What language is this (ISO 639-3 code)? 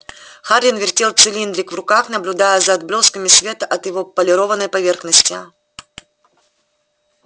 rus